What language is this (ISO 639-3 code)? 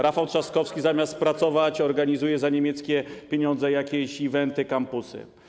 pol